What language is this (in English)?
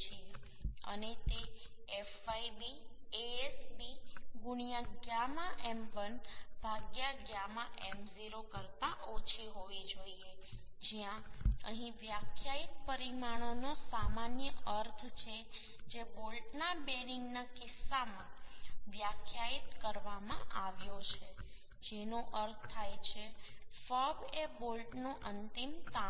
Gujarati